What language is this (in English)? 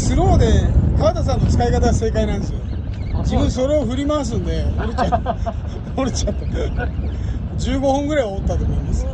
Japanese